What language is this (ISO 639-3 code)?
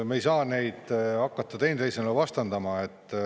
est